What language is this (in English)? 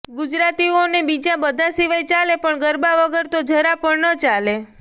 Gujarati